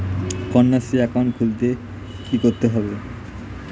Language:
Bangla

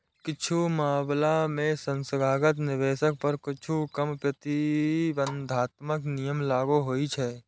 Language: Maithili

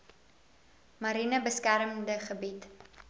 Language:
Afrikaans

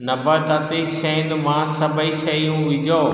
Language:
Sindhi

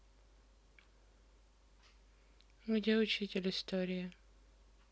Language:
Russian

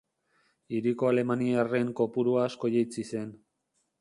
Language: Basque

